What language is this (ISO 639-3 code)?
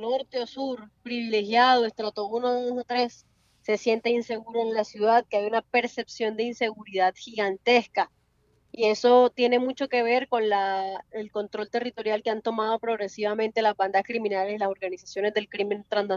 spa